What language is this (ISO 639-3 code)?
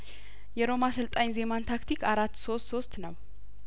amh